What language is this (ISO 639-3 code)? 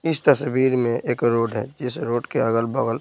hin